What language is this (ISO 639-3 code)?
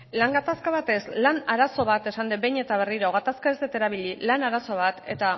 eus